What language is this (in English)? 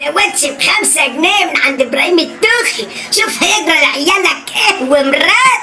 Arabic